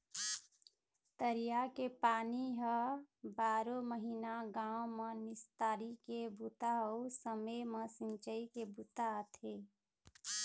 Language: Chhattisgarhi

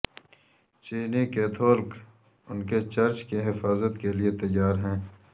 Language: Urdu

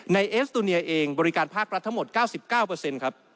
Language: Thai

